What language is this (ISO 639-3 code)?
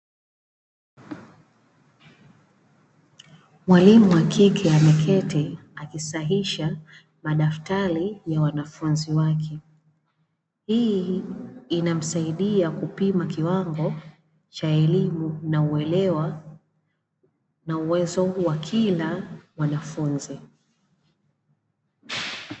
swa